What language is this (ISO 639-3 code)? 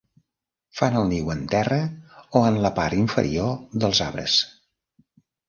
cat